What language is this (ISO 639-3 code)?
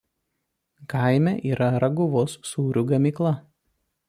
lit